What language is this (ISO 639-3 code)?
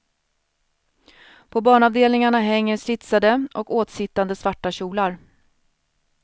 swe